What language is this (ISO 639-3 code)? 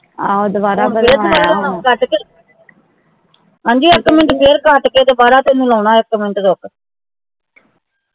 pan